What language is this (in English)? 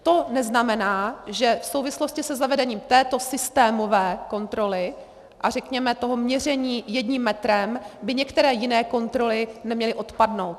Czech